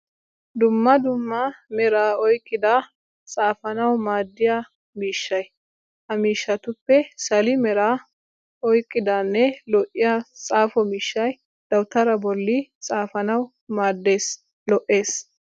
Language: Wolaytta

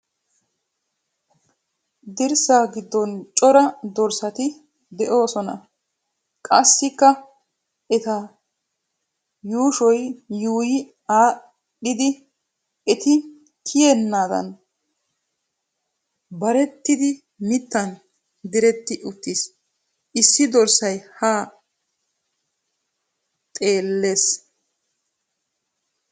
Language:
Wolaytta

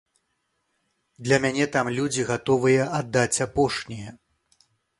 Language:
Belarusian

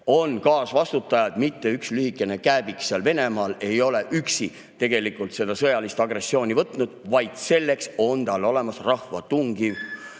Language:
Estonian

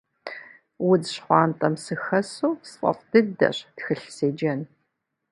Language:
Kabardian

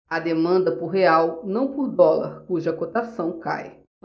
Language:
Portuguese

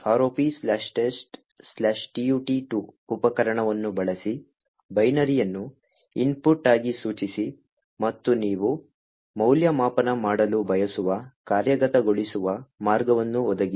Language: Kannada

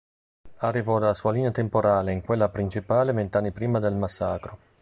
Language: Italian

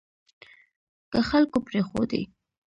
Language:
Pashto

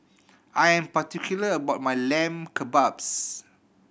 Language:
English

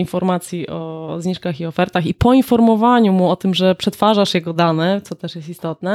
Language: Polish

